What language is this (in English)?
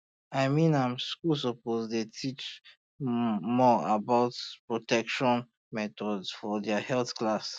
Nigerian Pidgin